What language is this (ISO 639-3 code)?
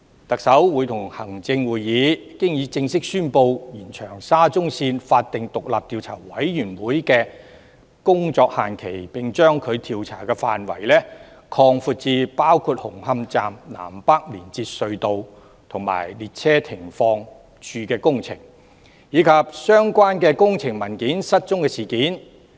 yue